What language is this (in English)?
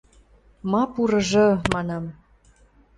Western Mari